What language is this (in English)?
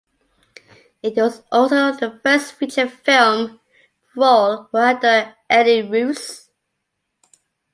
English